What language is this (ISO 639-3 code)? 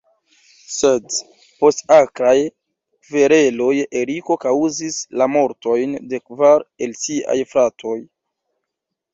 epo